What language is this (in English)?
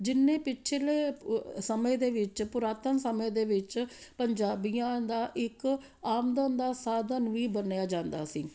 Punjabi